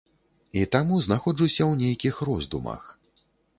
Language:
Belarusian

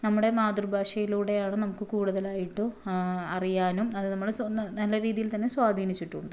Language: Malayalam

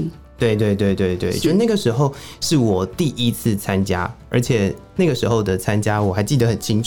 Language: Chinese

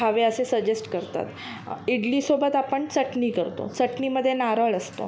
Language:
Marathi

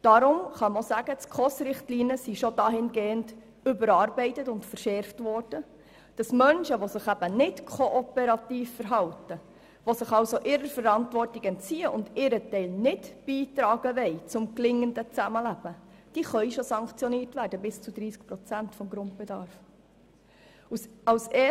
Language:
Swiss German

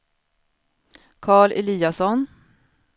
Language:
Swedish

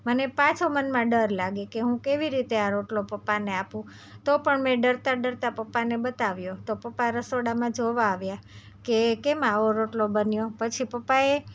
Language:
Gujarati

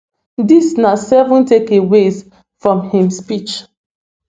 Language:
Nigerian Pidgin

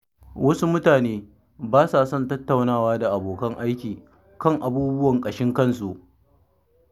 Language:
Hausa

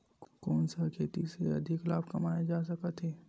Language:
Chhattisgarhi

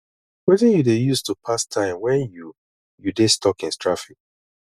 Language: Nigerian Pidgin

